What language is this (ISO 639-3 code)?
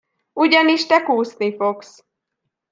hun